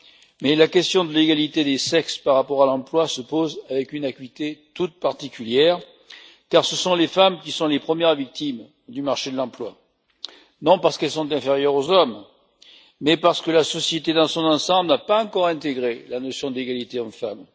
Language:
French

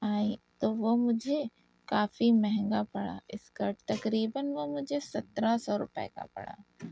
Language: Urdu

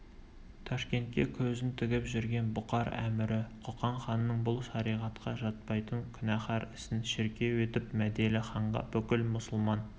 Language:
Kazakh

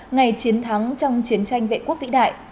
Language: Vietnamese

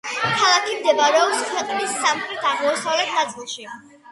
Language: Georgian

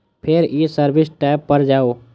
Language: Maithili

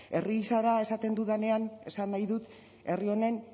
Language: Basque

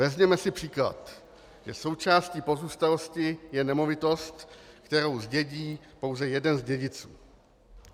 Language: Czech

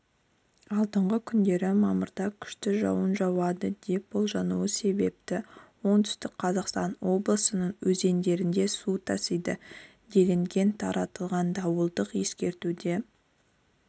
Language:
Kazakh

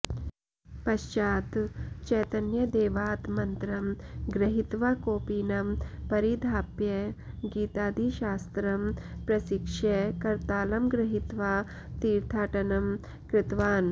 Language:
Sanskrit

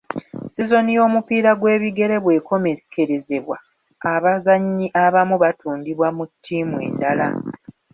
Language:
Ganda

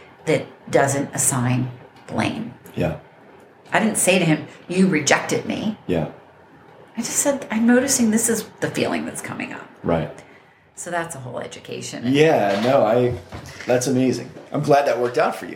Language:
English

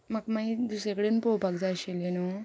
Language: Konkani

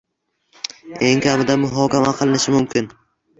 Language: Uzbek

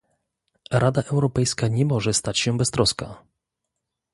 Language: Polish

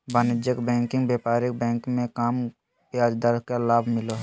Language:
Magahi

